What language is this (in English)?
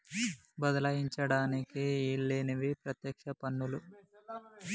Telugu